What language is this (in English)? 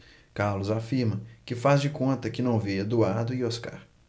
Portuguese